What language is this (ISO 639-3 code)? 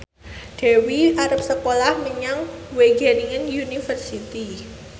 jav